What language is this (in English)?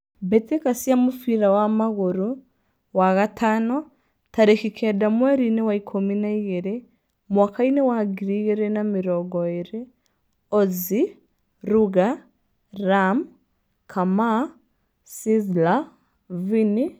Kikuyu